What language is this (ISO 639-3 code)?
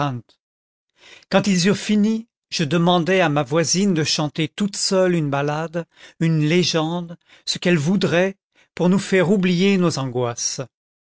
fra